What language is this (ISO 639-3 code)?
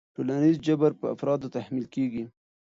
pus